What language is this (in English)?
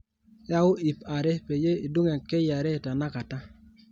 Masai